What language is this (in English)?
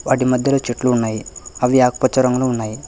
Telugu